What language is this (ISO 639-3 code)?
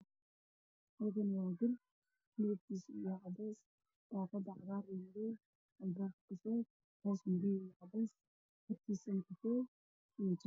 som